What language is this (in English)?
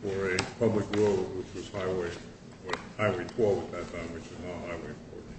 English